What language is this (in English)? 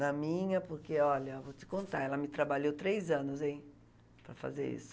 Portuguese